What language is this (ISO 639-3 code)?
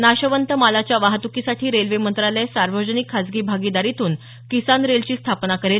mar